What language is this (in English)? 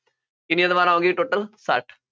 Punjabi